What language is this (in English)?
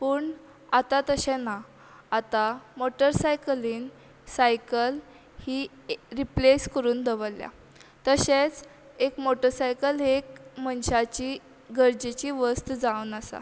Konkani